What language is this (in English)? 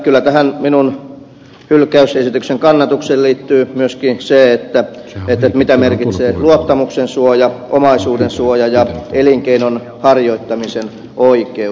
Finnish